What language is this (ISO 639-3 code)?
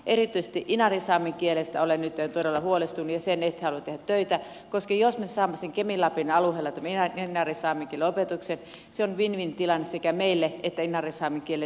fin